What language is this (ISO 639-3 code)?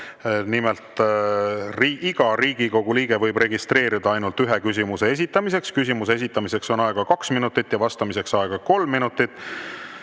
est